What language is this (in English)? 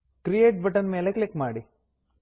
Kannada